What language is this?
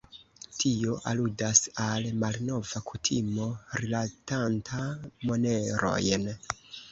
Esperanto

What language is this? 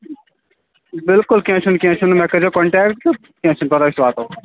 Kashmiri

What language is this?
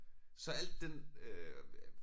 Danish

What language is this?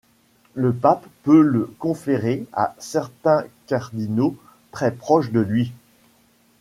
French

